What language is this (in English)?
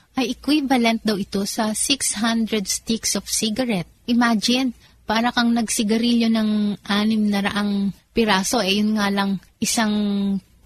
Filipino